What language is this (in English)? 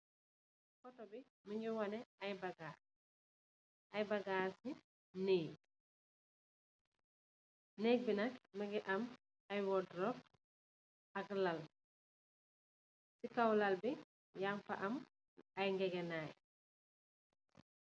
Wolof